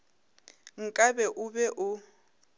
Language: Northern Sotho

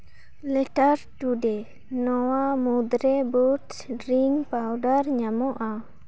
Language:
Santali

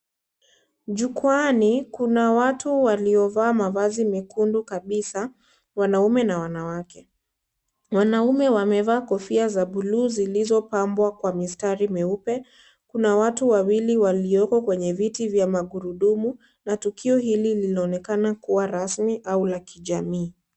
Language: Swahili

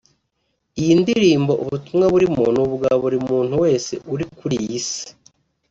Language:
Kinyarwanda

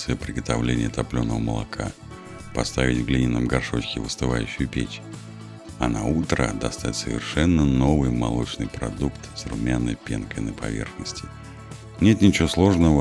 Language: Russian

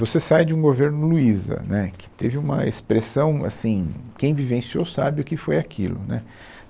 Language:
Portuguese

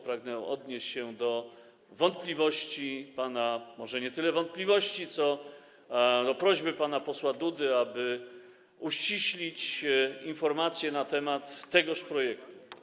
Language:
Polish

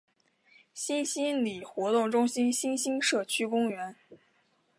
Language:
Chinese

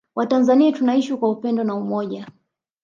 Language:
Swahili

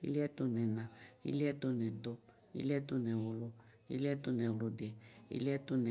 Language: Ikposo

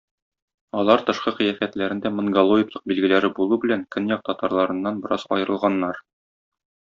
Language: Tatar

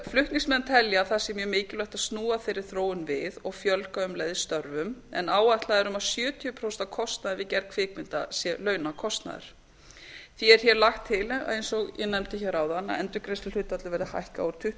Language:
Icelandic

